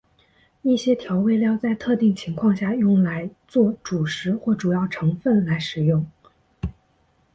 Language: Chinese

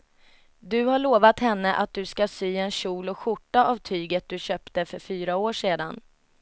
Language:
Swedish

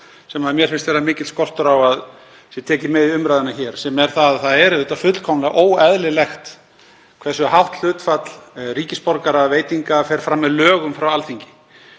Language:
Icelandic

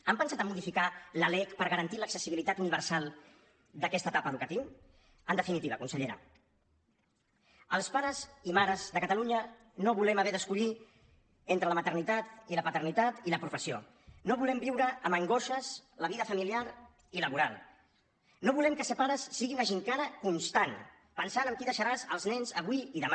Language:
Catalan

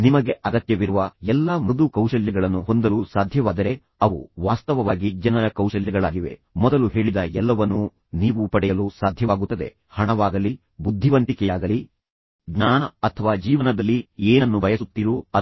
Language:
Kannada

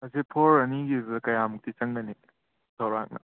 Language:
Manipuri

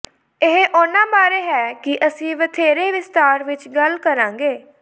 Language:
Punjabi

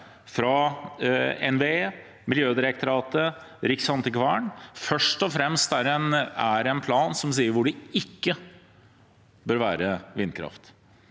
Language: Norwegian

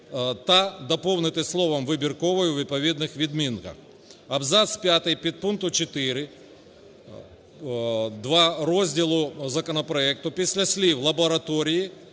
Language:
Ukrainian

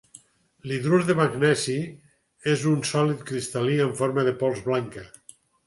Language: Catalan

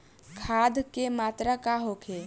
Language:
Bhojpuri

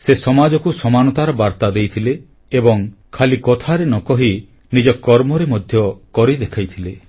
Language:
Odia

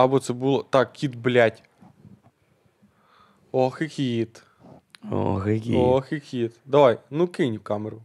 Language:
Ukrainian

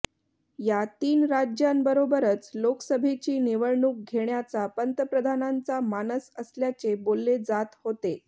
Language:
Marathi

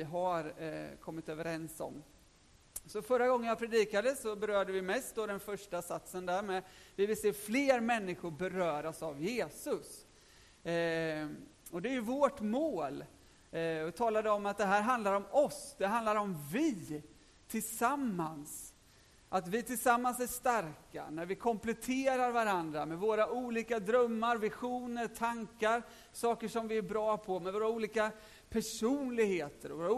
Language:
Swedish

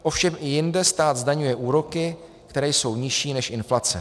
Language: Czech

